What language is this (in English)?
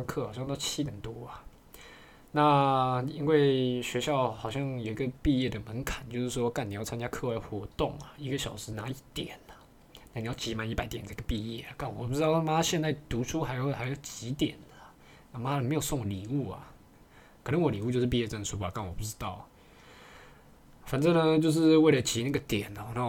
Chinese